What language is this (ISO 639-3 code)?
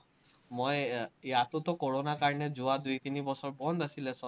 asm